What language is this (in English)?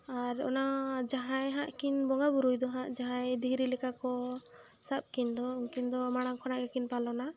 Santali